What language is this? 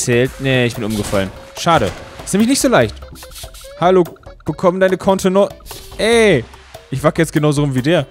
German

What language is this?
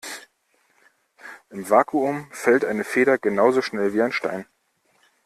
German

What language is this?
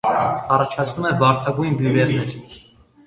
Armenian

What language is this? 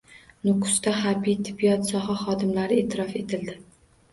Uzbek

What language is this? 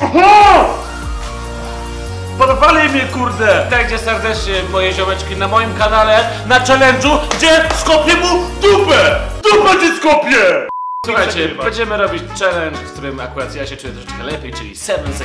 Polish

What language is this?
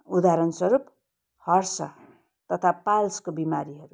Nepali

